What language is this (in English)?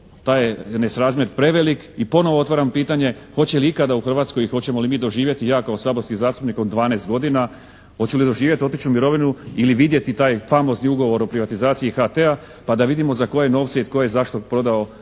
Croatian